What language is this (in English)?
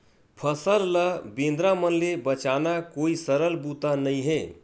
Chhattisgarhi